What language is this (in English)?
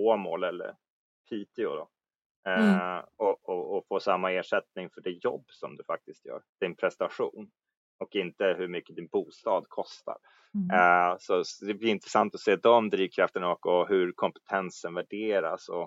Swedish